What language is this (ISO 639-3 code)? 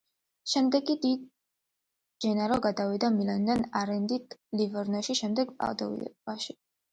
kat